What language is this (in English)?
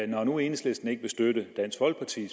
Danish